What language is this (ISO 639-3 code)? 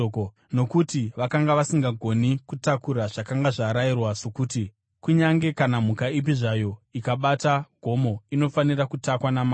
sna